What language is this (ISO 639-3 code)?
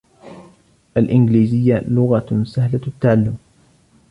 ara